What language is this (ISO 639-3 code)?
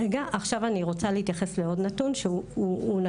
heb